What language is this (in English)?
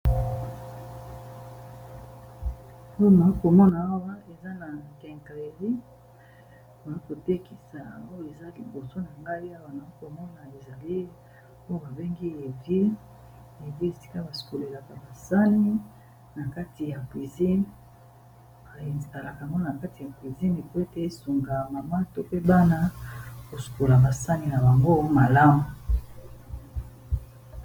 Lingala